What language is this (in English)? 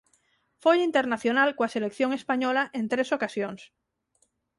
Galician